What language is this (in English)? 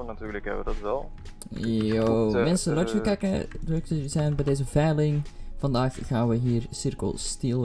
Dutch